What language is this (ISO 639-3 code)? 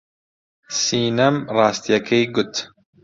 ckb